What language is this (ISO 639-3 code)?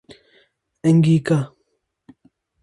urd